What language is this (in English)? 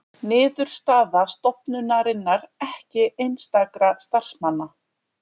Icelandic